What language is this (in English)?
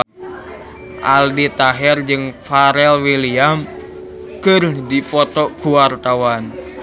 Sundanese